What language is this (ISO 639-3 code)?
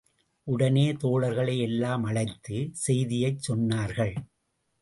tam